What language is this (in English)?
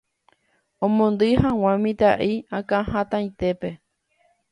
Guarani